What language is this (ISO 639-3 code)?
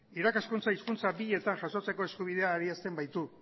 eus